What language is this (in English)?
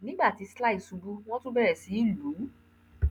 Yoruba